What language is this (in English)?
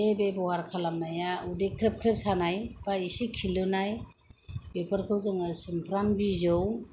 Bodo